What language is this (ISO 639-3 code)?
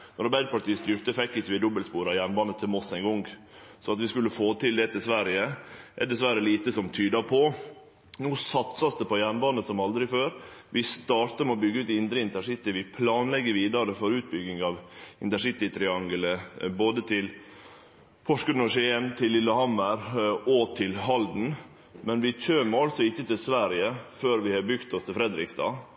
nno